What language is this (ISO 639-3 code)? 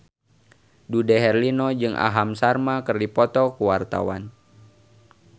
sun